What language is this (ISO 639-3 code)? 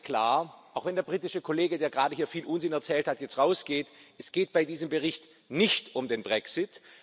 deu